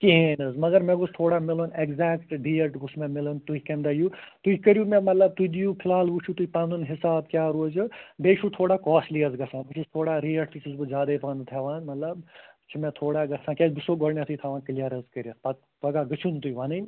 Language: Kashmiri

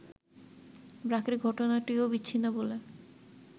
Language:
Bangla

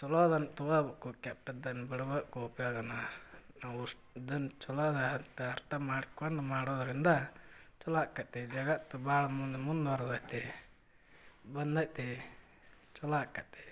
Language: Kannada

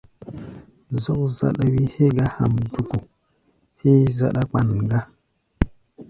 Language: Gbaya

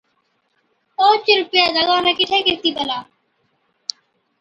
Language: Od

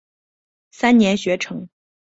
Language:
Chinese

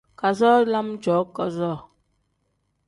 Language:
Tem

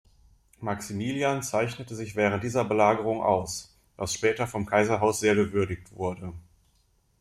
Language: German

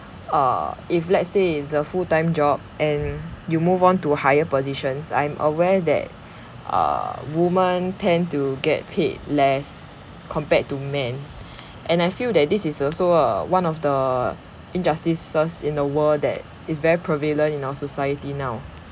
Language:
English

